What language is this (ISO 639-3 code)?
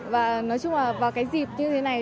vie